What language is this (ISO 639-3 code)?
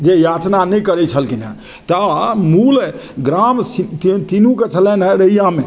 mai